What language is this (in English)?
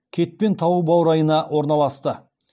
Kazakh